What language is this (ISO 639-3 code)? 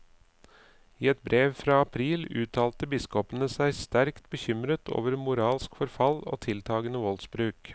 nor